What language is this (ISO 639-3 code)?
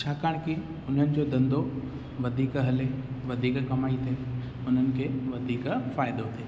snd